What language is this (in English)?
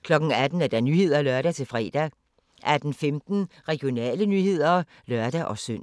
Danish